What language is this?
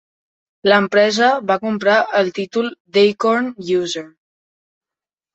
Catalan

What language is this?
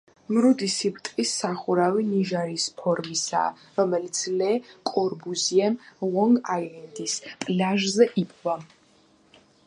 Georgian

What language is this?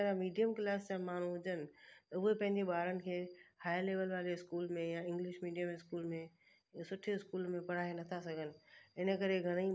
Sindhi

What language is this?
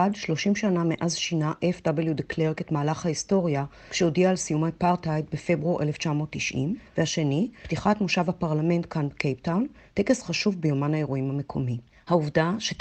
Hebrew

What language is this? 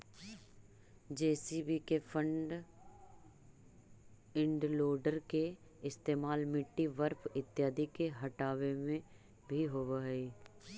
Magahi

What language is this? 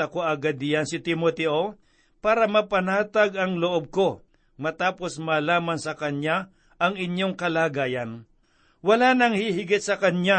Filipino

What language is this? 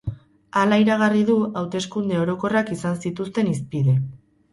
Basque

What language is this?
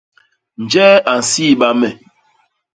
Basaa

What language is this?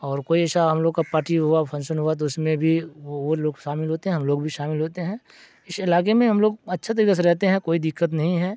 Urdu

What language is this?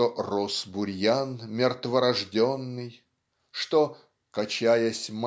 Russian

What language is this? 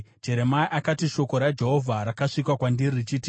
Shona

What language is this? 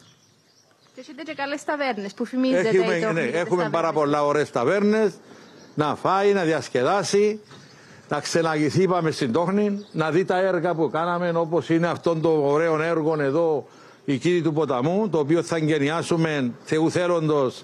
Greek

